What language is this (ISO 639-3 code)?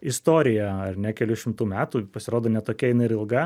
lit